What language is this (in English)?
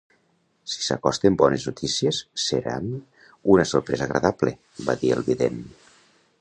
Catalan